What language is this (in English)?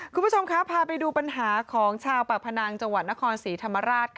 Thai